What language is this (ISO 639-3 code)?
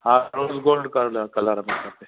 snd